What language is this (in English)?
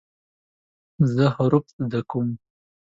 Pashto